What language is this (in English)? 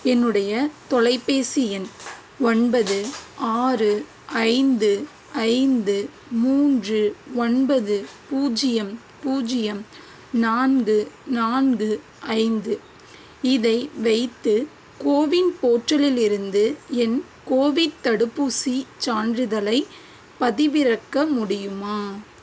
Tamil